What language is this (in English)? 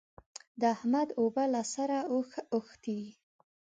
Pashto